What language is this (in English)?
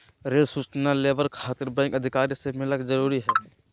Magahi